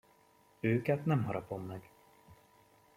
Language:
Hungarian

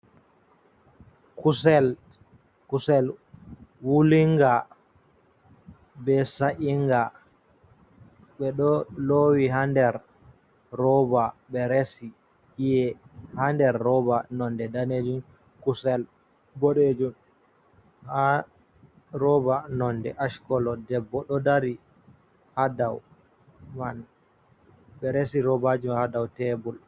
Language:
Fula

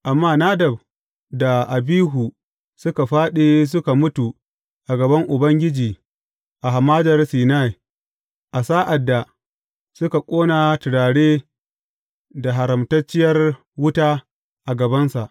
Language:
Hausa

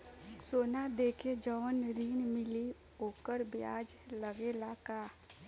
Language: Bhojpuri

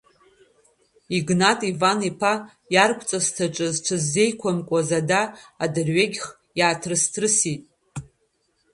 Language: Abkhazian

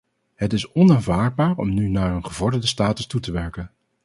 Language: Dutch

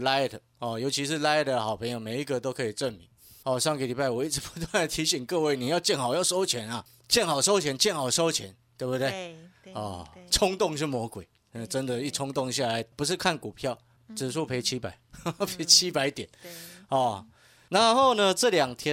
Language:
Chinese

